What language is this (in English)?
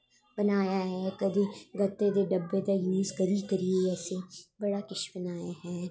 Dogri